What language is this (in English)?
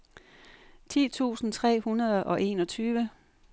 Danish